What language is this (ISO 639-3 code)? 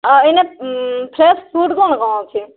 ori